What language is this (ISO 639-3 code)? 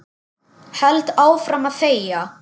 isl